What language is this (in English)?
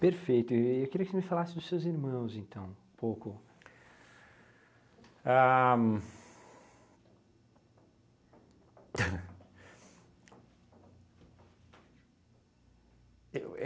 Portuguese